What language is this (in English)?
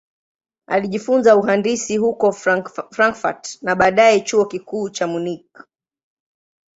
Swahili